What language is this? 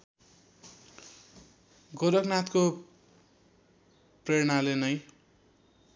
Nepali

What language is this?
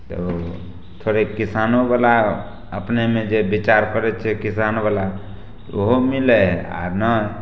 Maithili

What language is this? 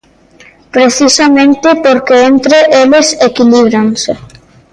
Galician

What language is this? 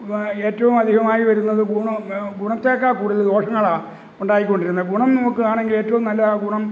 Malayalam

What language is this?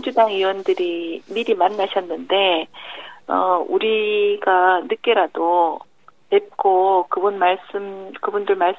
Korean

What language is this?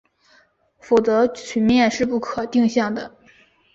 Chinese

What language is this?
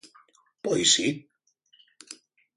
Galician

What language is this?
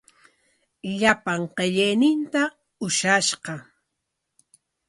Corongo Ancash Quechua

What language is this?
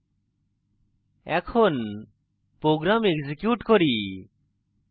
Bangla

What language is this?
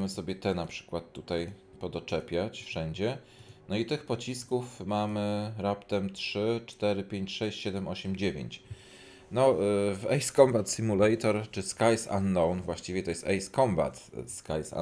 Polish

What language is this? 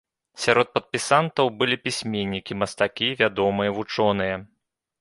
Belarusian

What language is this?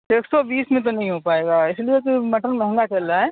Urdu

